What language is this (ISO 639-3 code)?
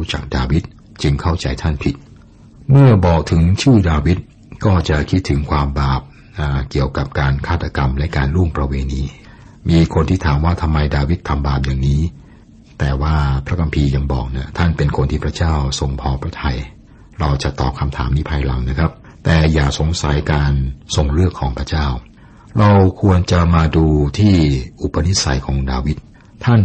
tha